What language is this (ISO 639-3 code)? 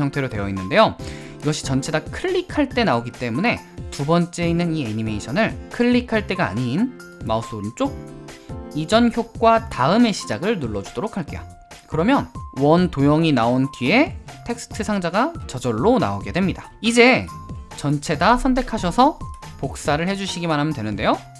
kor